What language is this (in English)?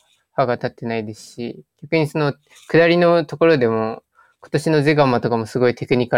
Japanese